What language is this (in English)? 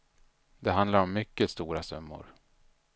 Swedish